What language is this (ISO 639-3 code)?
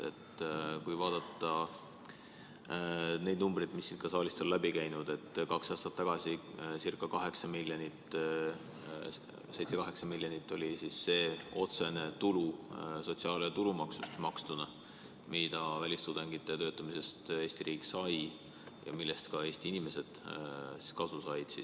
est